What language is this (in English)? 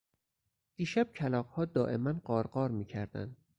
Persian